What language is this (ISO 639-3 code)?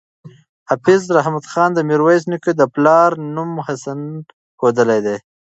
pus